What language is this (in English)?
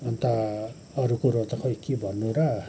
Nepali